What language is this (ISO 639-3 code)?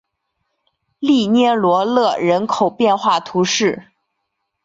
zho